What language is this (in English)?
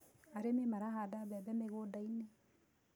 Kikuyu